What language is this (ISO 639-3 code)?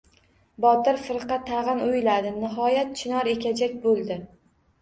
uzb